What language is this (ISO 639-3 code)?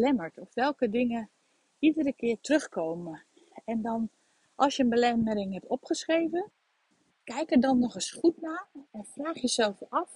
nld